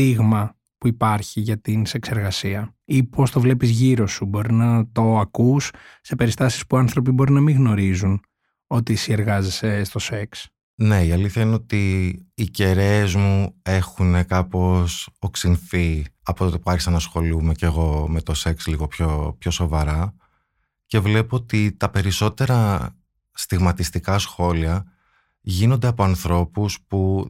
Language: Greek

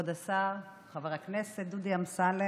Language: Hebrew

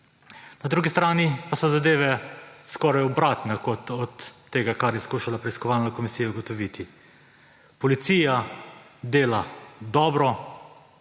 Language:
Slovenian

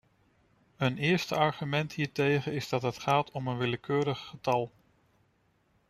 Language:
Dutch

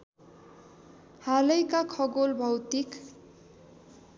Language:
Nepali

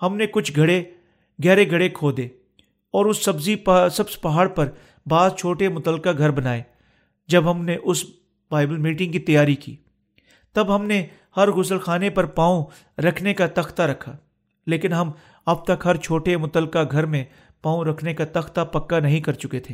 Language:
Urdu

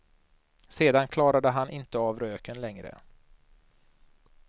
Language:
Swedish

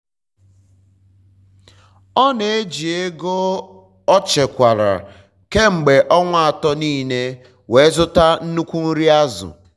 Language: Igbo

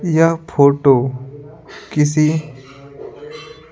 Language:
Hindi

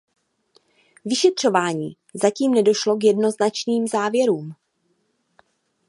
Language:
Czech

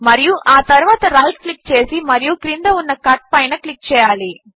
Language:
Telugu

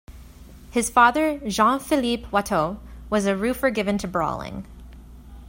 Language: English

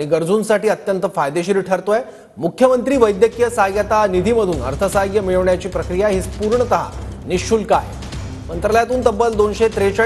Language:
Marathi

